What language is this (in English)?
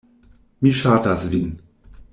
Esperanto